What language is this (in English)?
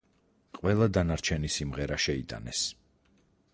Georgian